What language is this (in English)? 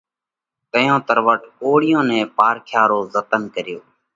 Parkari Koli